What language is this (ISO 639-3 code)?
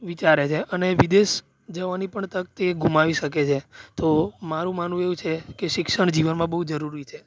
guj